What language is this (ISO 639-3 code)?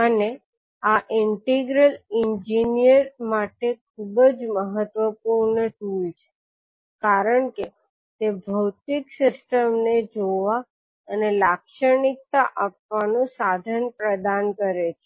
guj